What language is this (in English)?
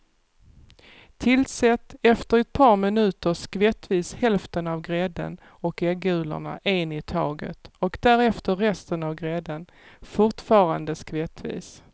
Swedish